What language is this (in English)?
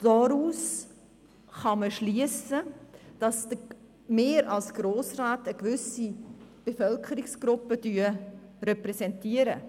Swiss German